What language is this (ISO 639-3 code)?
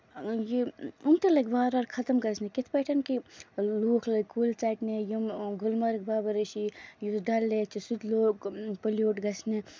kas